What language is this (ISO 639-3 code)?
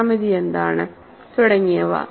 mal